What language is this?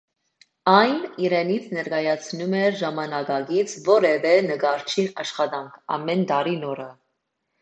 Armenian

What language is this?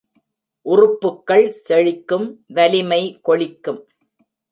Tamil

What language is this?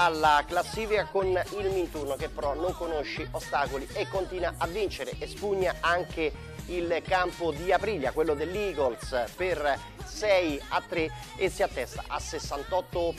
Italian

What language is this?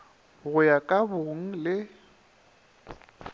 Northern Sotho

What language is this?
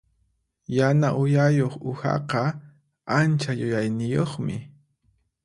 Puno Quechua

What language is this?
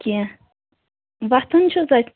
Kashmiri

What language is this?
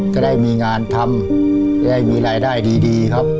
Thai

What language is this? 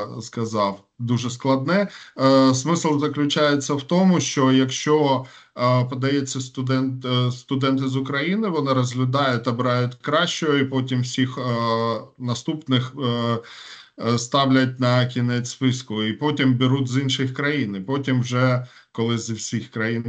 Ukrainian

